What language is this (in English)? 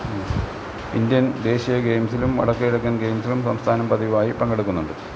Malayalam